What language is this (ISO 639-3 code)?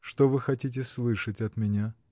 rus